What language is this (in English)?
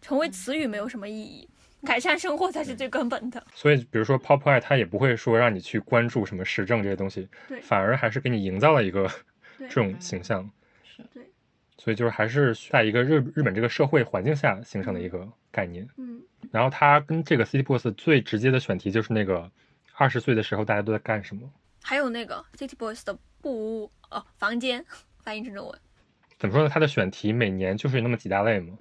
Chinese